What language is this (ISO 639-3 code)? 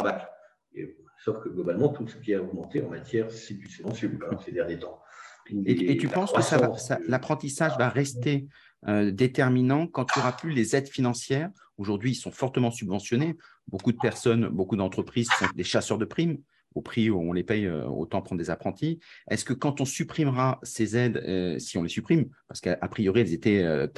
fra